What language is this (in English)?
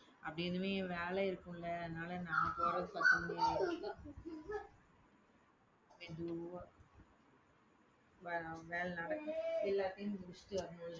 Tamil